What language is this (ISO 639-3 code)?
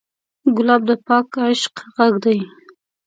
pus